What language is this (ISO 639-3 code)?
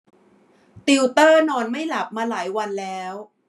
tha